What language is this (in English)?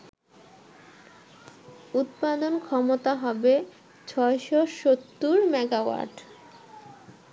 Bangla